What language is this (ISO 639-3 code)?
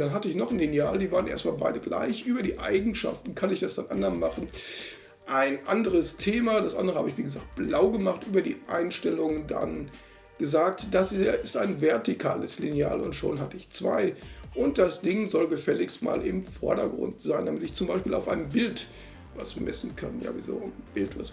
deu